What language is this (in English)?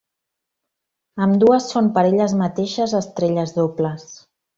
Catalan